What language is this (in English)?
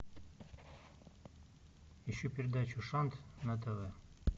Russian